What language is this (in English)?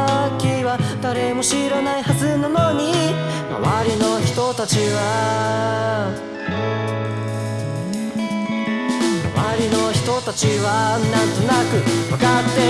Spanish